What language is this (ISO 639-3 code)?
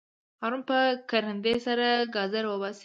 pus